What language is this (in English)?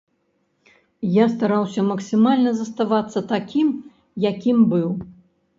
Belarusian